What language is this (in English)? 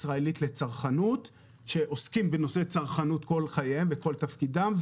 Hebrew